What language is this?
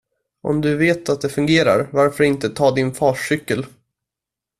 Swedish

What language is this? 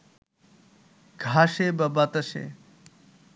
Bangla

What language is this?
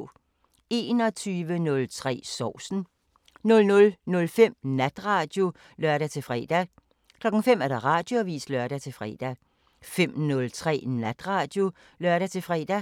Danish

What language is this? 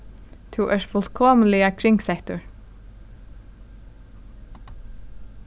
Faroese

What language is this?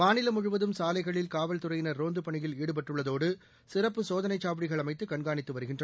Tamil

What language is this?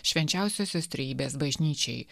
Lithuanian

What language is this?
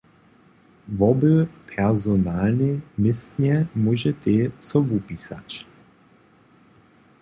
Upper Sorbian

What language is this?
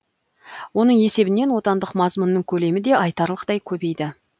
Kazakh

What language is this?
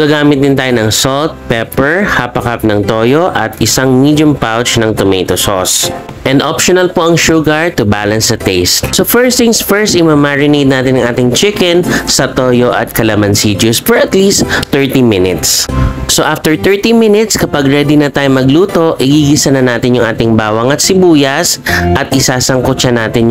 Filipino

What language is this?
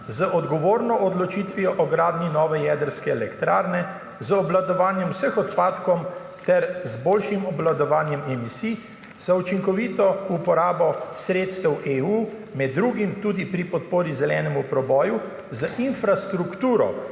Slovenian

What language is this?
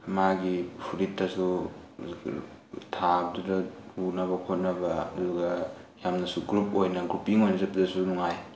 Manipuri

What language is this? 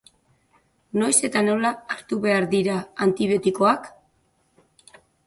Basque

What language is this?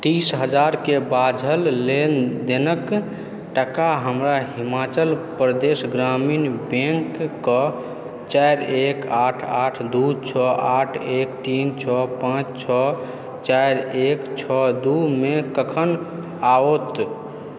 Maithili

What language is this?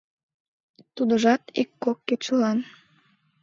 Mari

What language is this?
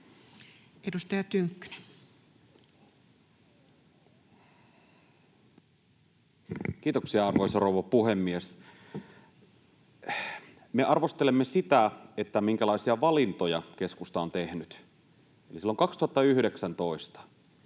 Finnish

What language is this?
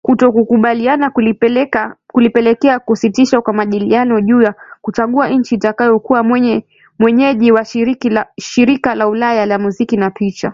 Swahili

